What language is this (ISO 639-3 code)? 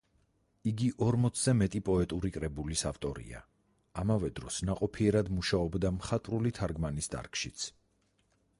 kat